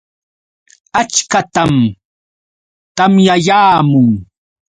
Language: Yauyos Quechua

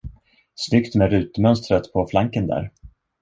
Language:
Swedish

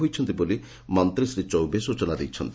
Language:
Odia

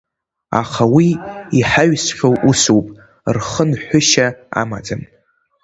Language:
Abkhazian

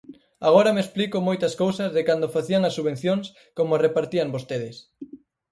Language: Galician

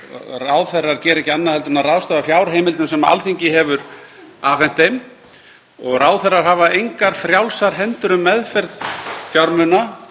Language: Icelandic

